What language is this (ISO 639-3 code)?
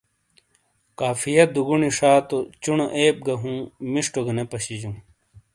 scl